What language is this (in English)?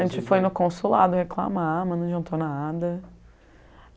Portuguese